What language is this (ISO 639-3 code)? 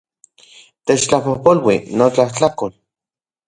ncx